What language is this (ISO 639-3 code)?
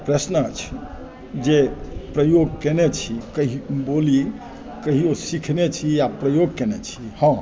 mai